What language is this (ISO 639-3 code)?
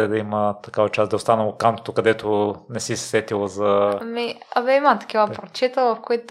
bul